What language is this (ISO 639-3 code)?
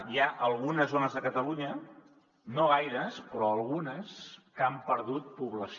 cat